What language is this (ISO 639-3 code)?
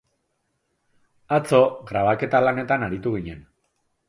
eus